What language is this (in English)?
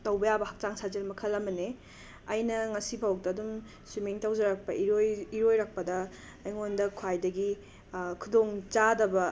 Manipuri